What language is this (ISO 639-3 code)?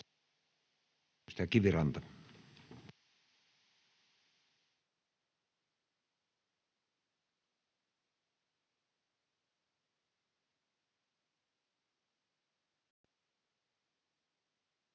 fin